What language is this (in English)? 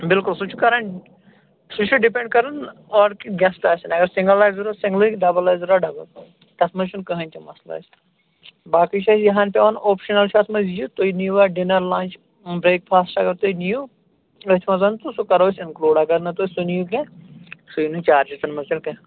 Kashmiri